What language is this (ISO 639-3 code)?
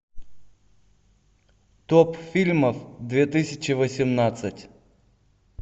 rus